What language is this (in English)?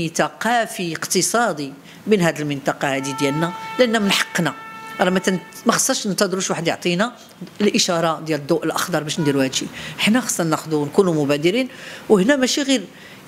Arabic